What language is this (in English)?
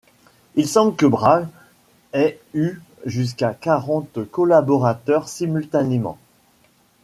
French